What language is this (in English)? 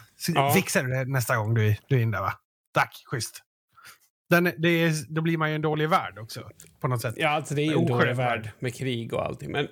Swedish